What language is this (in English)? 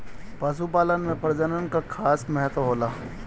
Bhojpuri